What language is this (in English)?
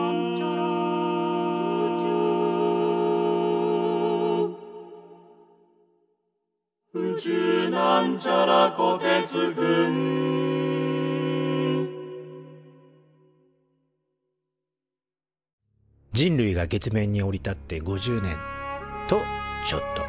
Japanese